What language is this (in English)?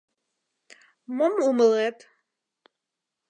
Mari